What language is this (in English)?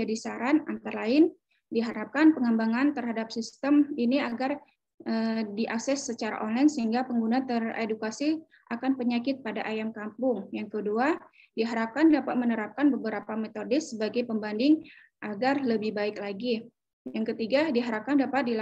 Indonesian